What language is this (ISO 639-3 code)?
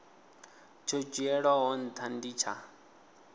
ven